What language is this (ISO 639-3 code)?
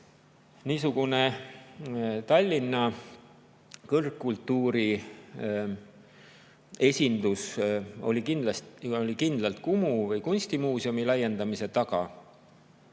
est